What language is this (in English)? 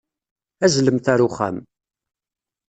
Kabyle